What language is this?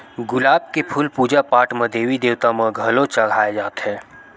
Chhattisgarhi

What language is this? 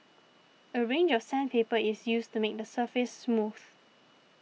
English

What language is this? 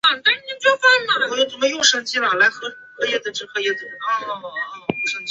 Chinese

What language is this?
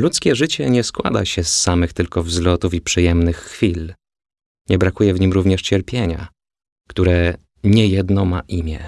Polish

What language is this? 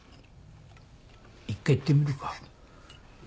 Japanese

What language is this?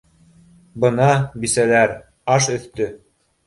Bashkir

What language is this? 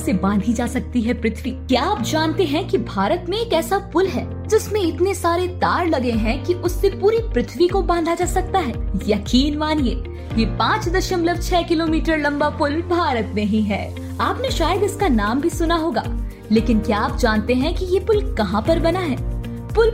Hindi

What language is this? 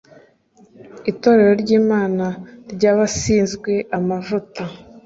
Kinyarwanda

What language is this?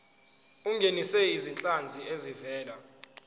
Zulu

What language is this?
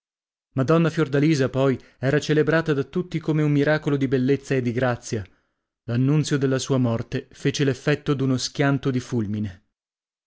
Italian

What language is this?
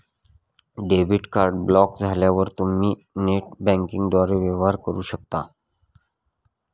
Marathi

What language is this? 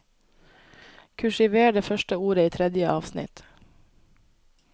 Norwegian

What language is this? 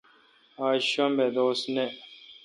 Kalkoti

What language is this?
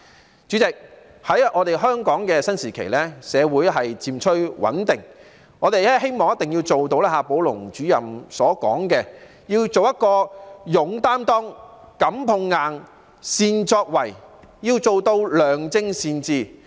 Cantonese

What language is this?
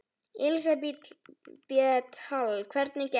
Icelandic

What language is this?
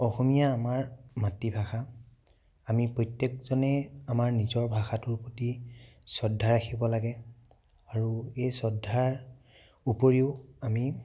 Assamese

